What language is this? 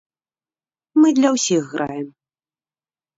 Belarusian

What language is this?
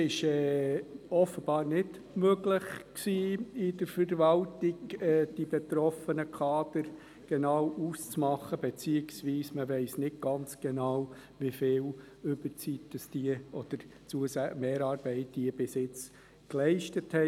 Swiss German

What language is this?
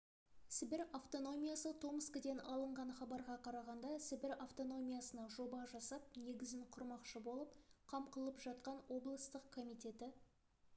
Kazakh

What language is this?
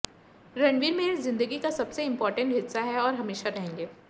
Hindi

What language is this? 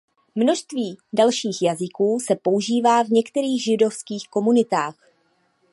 Czech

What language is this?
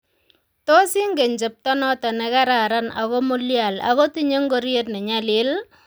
Kalenjin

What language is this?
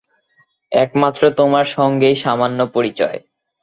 Bangla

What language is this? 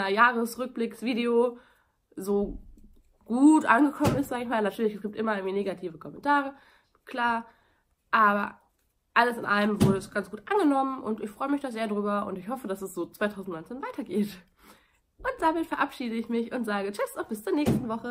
German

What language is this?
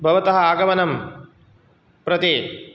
Sanskrit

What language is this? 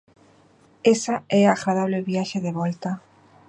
Galician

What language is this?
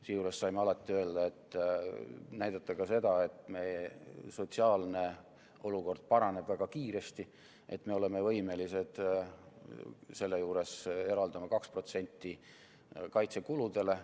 Estonian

